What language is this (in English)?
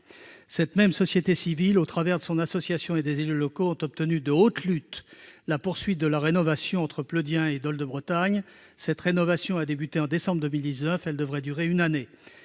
French